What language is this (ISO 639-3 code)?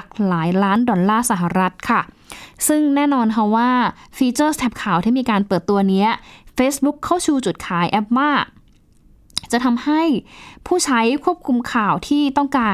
tha